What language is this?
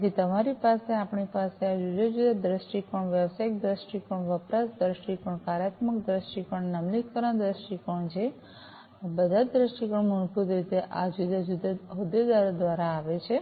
Gujarati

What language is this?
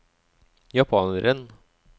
Norwegian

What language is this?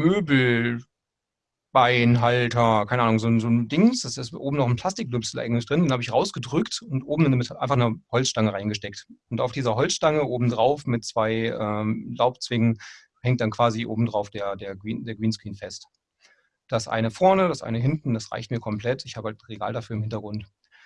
German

